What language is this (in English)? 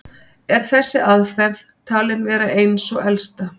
Icelandic